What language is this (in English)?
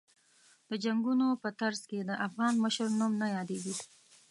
Pashto